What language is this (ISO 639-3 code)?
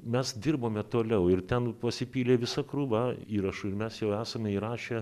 lit